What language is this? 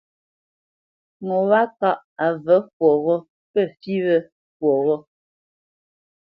Bamenyam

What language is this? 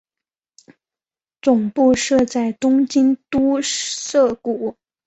Chinese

